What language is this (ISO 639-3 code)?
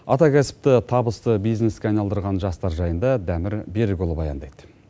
kaz